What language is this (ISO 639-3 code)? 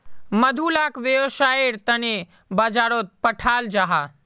mag